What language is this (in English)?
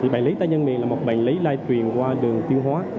Vietnamese